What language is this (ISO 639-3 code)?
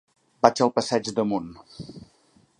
cat